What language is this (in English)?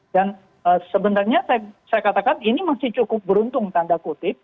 Indonesian